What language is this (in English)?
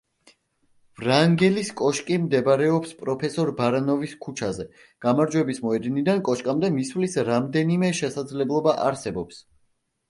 Georgian